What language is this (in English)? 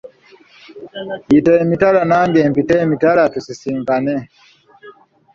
Ganda